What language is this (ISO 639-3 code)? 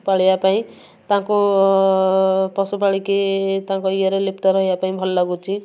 ori